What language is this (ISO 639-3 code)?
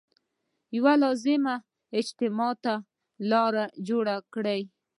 pus